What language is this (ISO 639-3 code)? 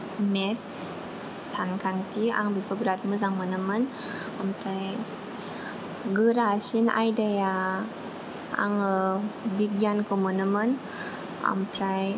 brx